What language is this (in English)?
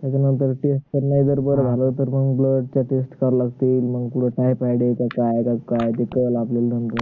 Marathi